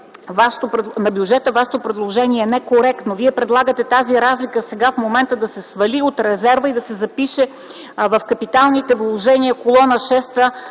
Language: Bulgarian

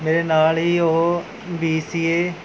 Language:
Punjabi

